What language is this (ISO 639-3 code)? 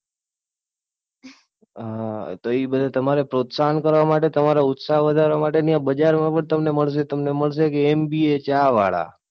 guj